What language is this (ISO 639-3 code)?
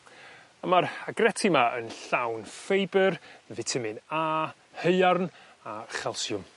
cym